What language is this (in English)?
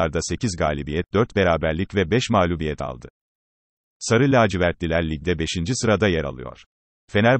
Turkish